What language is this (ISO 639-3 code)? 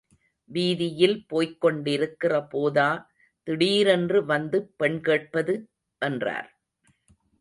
tam